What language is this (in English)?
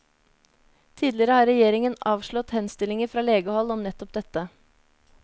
Norwegian